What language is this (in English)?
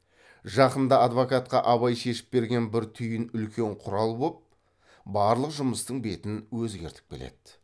Kazakh